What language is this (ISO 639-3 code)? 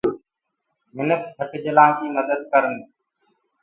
ggg